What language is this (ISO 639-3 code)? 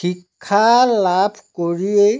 asm